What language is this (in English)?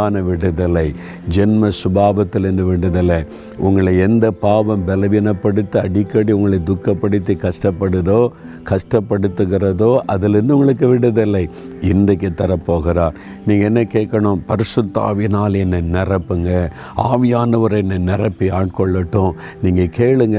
Tamil